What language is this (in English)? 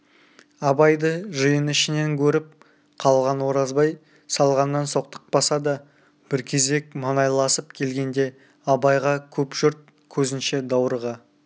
Kazakh